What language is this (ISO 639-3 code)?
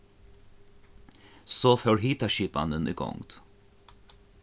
fao